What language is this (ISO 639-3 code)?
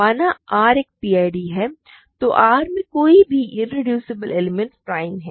hin